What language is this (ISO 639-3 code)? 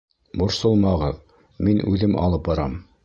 bak